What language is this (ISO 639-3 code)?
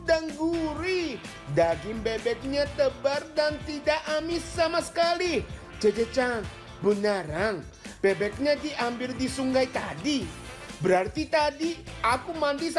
ind